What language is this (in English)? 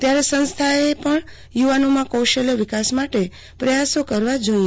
Gujarati